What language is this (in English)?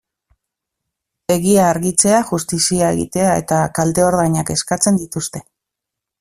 Basque